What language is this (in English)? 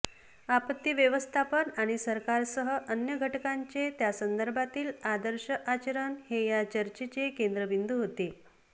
Marathi